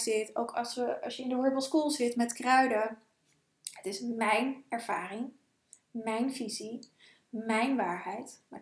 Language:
Dutch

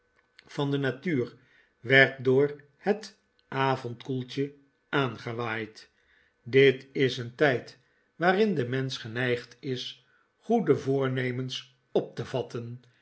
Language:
Dutch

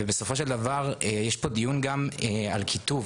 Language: Hebrew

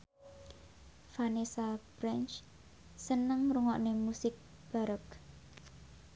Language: Javanese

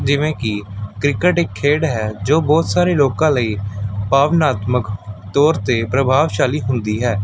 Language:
Punjabi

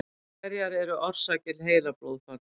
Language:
Icelandic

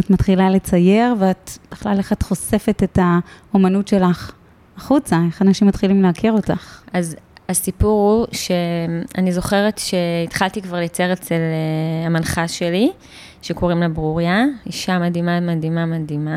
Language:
Hebrew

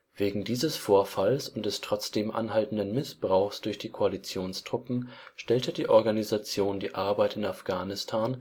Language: German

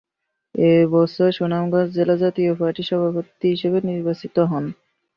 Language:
Bangla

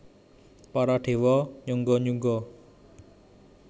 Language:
Javanese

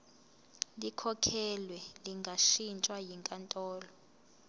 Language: Zulu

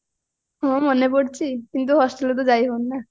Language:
Odia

